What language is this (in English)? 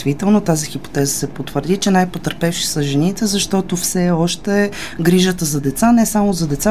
Bulgarian